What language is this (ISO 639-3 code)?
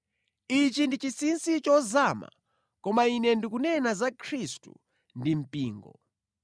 nya